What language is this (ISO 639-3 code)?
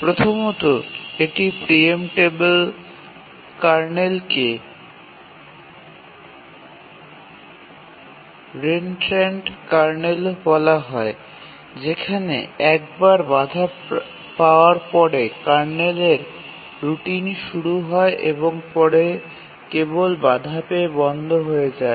ben